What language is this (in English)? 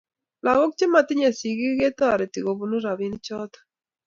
Kalenjin